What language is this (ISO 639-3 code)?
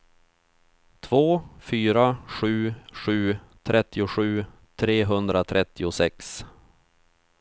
swe